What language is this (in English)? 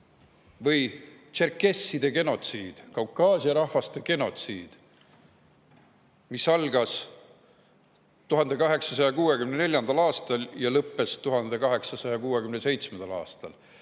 Estonian